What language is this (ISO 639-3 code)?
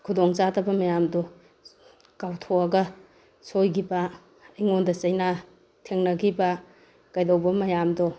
mni